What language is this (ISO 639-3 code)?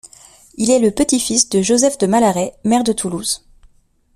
fra